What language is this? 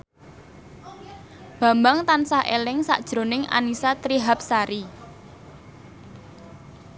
Javanese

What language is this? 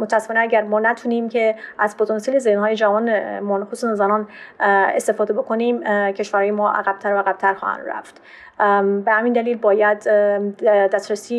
Persian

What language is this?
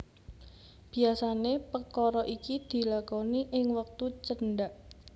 Javanese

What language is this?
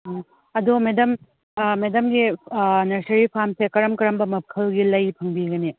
Manipuri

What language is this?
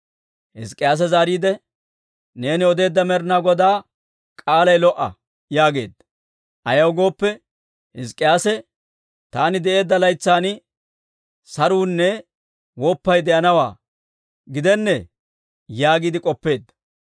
Dawro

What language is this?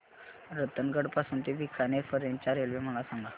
Marathi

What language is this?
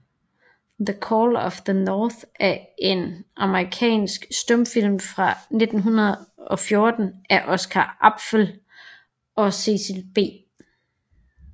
Danish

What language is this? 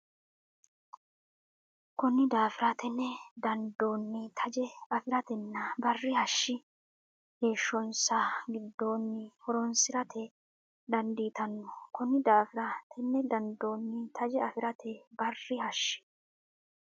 Sidamo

